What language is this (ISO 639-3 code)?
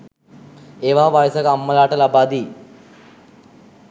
sin